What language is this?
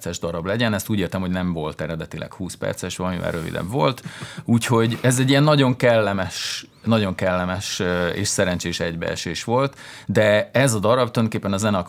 Hungarian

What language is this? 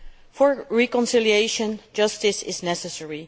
English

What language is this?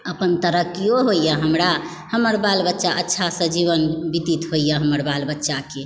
Maithili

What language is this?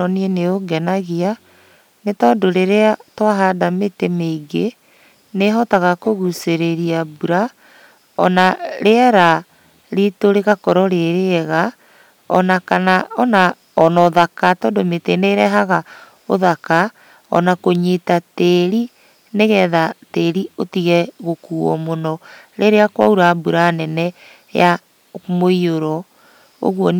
Kikuyu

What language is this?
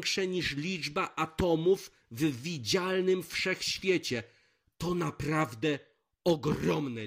Polish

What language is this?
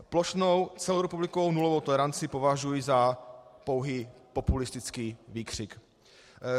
Czech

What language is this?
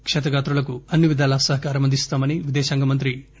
Telugu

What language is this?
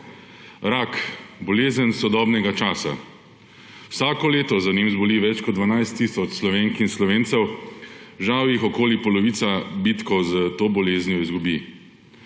Slovenian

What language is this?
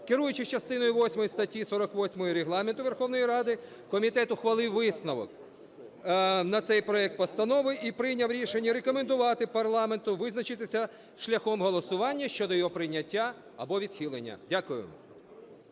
Ukrainian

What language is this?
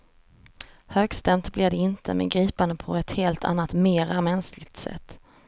Swedish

